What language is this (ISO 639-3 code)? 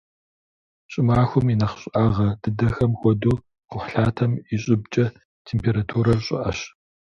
kbd